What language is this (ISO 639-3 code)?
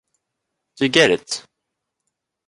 eng